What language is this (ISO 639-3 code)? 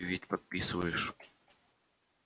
rus